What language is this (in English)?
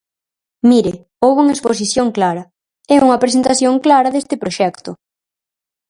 Galician